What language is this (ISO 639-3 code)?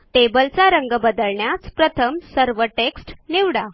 mar